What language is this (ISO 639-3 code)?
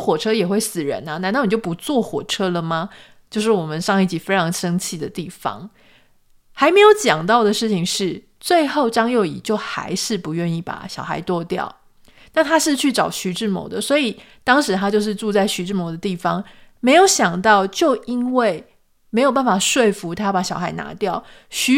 zho